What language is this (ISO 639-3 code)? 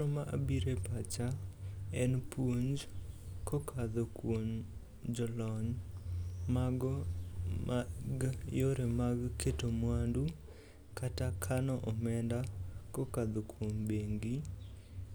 luo